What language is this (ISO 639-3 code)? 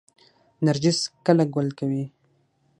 pus